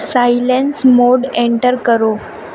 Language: Urdu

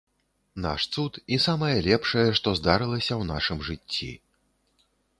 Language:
Belarusian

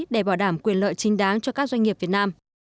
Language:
Vietnamese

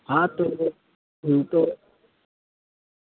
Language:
Gujarati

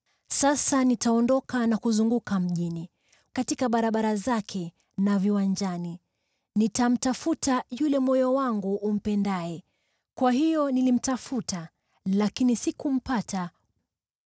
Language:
Swahili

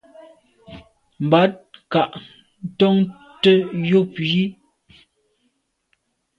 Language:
Medumba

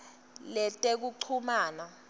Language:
Swati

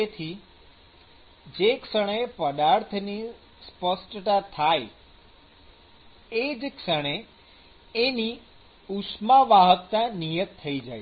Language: Gujarati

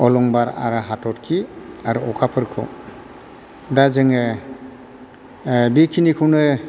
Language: Bodo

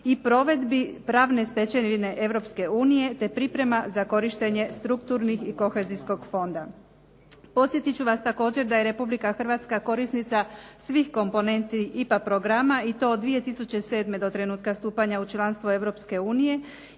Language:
Croatian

